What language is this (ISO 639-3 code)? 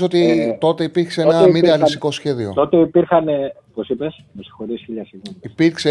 ell